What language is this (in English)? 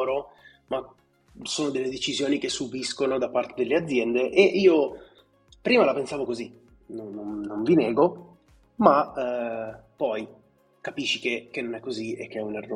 Italian